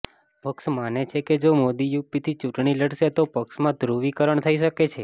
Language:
Gujarati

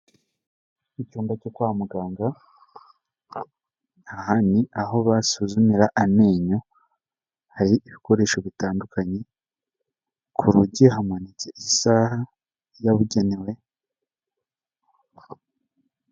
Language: Kinyarwanda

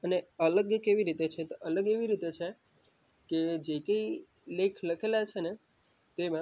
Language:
Gujarati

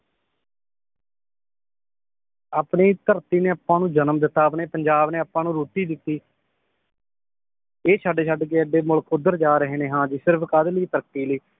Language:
Punjabi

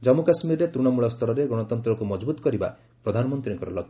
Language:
Odia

